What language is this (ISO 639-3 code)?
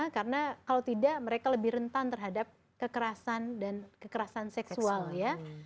ind